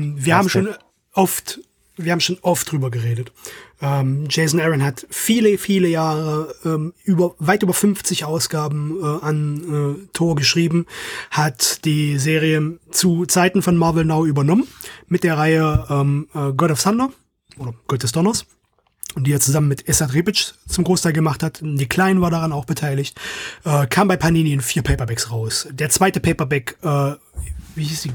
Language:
German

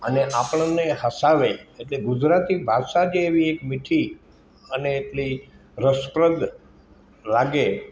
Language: Gujarati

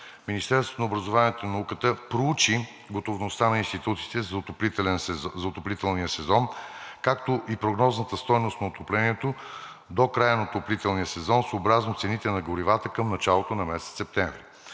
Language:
Bulgarian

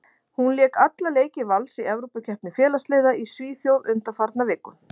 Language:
Icelandic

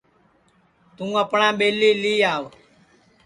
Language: Sansi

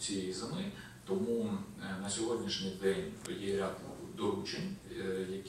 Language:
Ukrainian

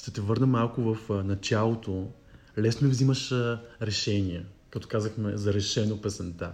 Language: Bulgarian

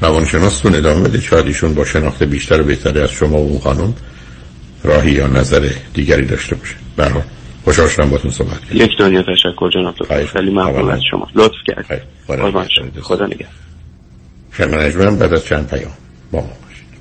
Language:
Persian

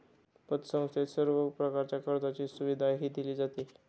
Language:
Marathi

